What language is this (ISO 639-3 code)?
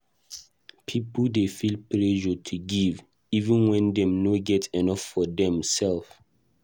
pcm